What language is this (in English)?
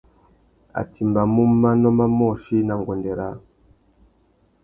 Tuki